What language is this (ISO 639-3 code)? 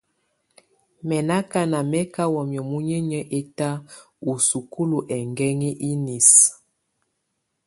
tvu